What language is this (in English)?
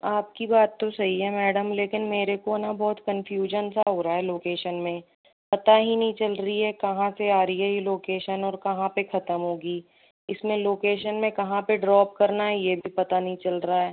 Hindi